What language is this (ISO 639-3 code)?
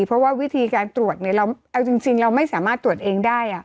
tha